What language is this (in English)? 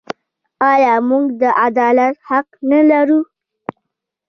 Pashto